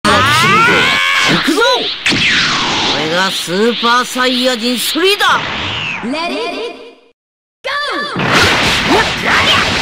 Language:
Japanese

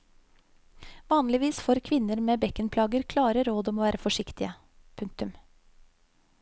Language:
Norwegian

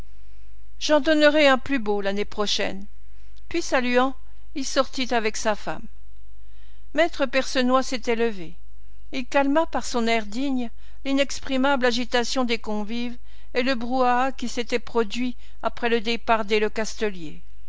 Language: French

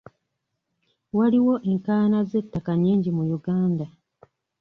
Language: Ganda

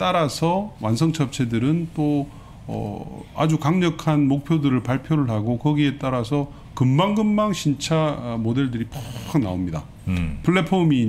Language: Korean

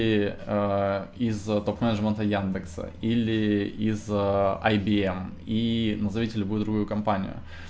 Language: Russian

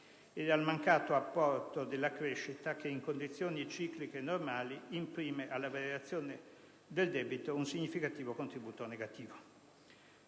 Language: Italian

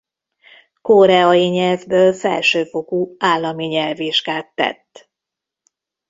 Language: Hungarian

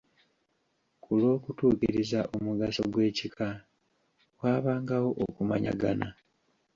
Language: Ganda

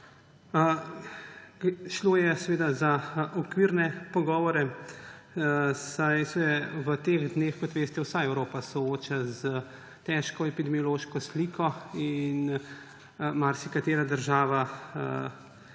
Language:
Slovenian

